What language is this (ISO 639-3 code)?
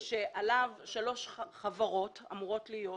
heb